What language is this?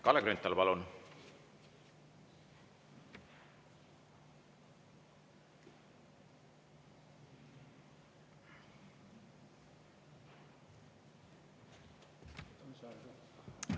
Estonian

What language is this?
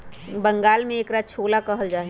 Magahi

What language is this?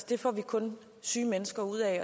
Danish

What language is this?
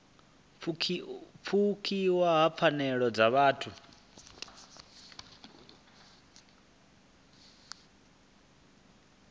Venda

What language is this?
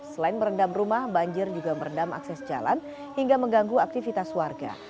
Indonesian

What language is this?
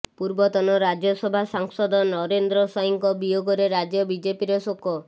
Odia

